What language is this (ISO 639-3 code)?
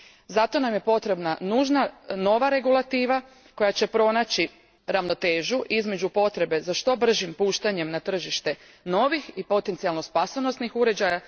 hrv